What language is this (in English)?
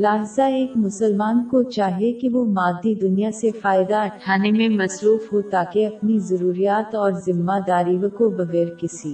Urdu